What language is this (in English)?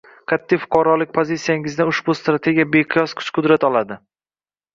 Uzbek